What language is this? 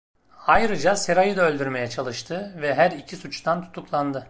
Turkish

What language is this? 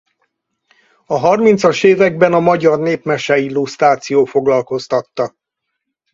Hungarian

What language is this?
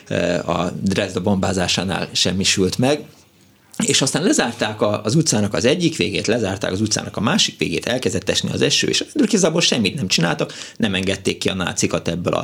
Hungarian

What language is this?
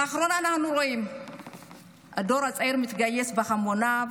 Hebrew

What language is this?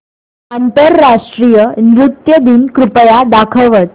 Marathi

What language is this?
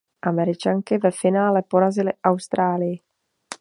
Czech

